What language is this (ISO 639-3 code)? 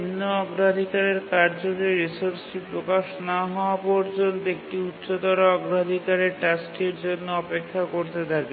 ben